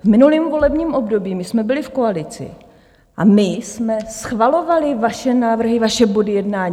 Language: Czech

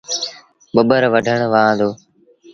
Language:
Sindhi Bhil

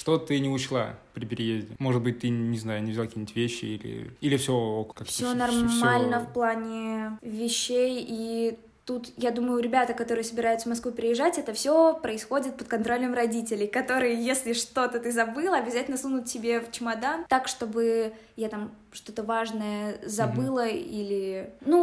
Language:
Russian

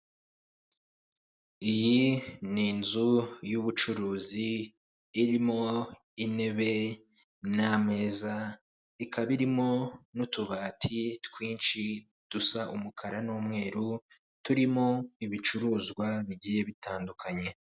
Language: Kinyarwanda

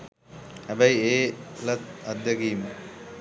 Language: Sinhala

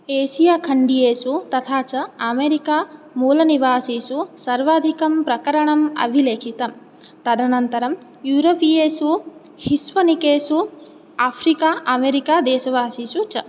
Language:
Sanskrit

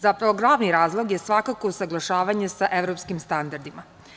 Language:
Serbian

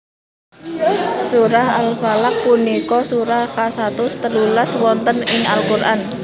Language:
Javanese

